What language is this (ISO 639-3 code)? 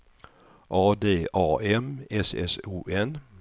swe